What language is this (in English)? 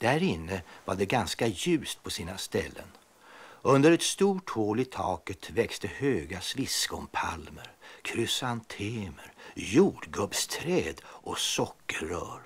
Swedish